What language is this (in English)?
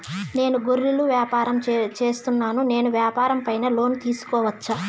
Telugu